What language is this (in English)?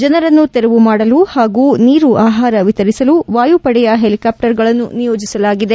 Kannada